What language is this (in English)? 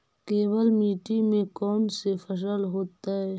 Magahi